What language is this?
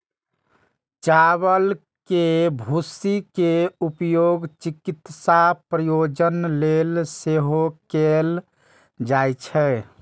Maithili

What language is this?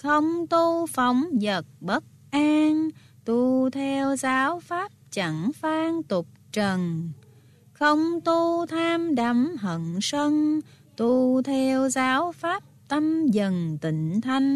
Vietnamese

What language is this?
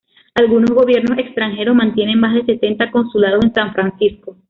Spanish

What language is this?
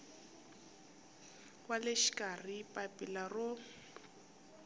Tsonga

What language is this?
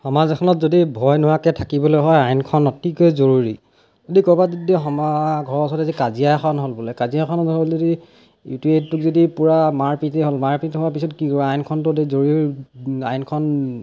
Assamese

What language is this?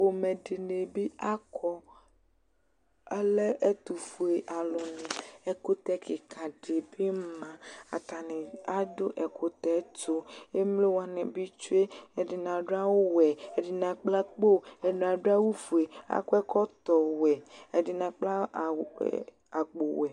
Ikposo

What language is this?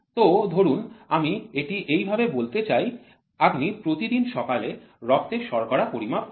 Bangla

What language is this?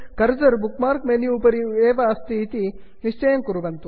Sanskrit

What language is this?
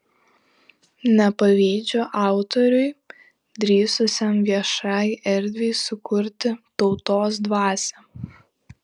Lithuanian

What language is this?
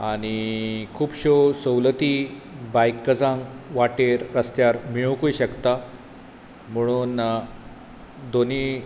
Konkani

